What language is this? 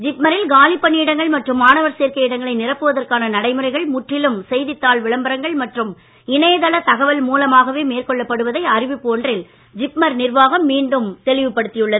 Tamil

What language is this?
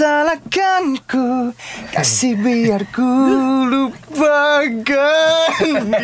Malay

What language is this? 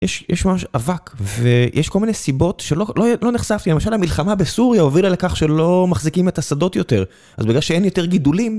Hebrew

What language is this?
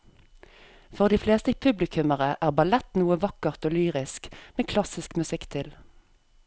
Norwegian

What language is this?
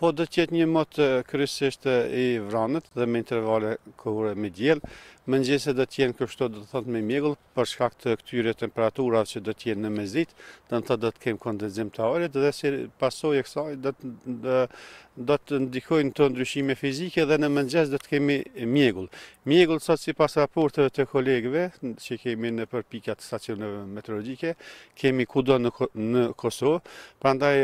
Romanian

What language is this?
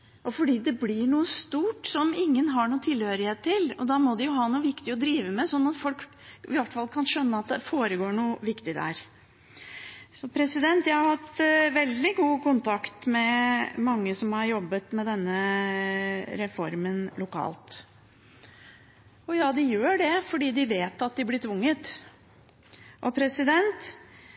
Norwegian Bokmål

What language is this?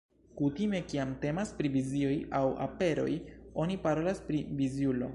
Esperanto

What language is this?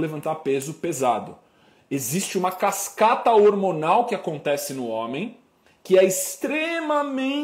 Portuguese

